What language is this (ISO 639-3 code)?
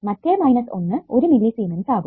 mal